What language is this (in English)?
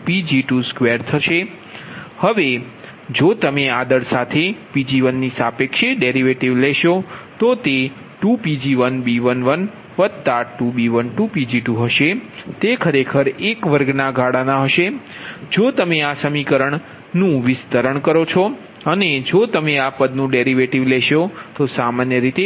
Gujarati